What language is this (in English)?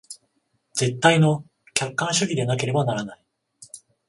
Japanese